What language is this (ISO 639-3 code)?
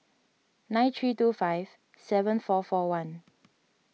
eng